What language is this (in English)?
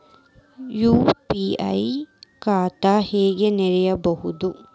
Kannada